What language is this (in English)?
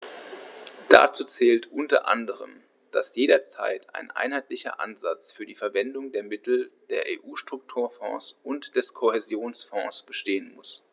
German